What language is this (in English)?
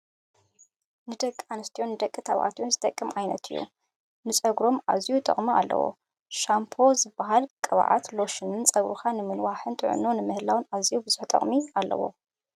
Tigrinya